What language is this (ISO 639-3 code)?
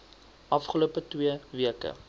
afr